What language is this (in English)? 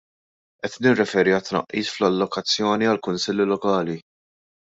Maltese